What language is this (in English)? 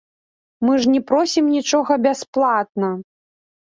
Belarusian